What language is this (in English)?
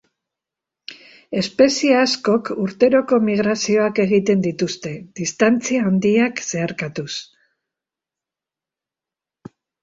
Basque